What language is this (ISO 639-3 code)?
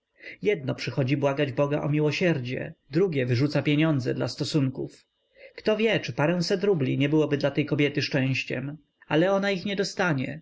pol